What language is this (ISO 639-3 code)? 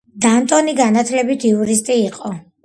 kat